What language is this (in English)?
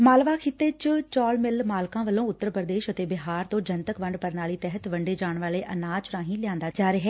Punjabi